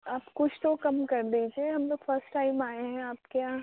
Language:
Urdu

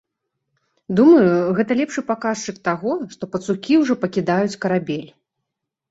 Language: Belarusian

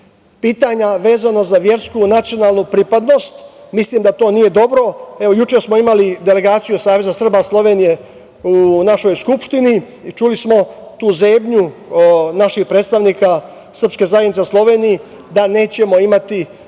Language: Serbian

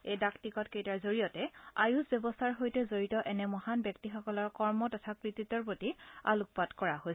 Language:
Assamese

